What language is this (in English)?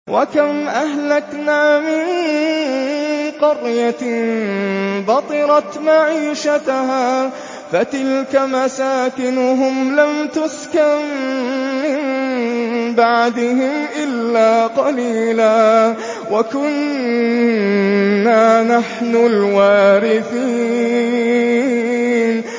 Arabic